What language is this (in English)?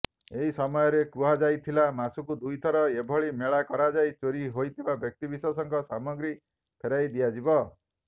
Odia